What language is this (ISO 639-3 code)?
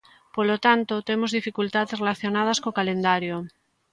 glg